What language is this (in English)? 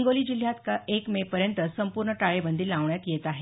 Marathi